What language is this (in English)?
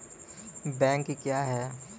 Maithili